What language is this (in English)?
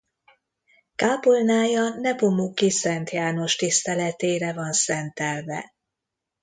Hungarian